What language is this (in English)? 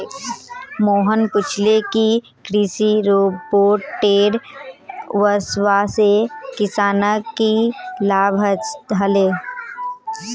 Magahi